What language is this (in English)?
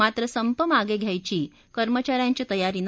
Marathi